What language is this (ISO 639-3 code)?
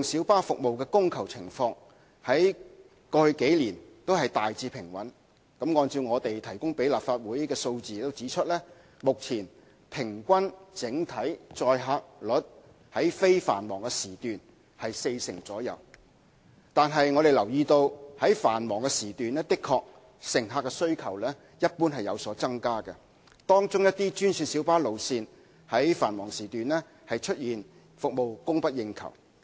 yue